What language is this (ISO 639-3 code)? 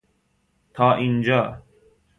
fas